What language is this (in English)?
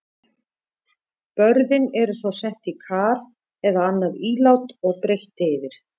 Icelandic